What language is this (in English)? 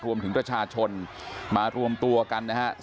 Thai